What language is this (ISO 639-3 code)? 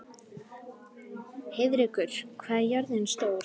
isl